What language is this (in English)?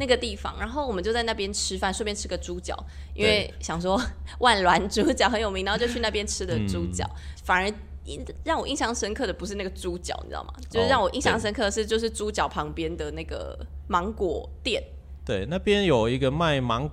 Chinese